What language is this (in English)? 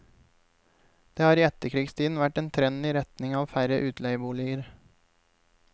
Norwegian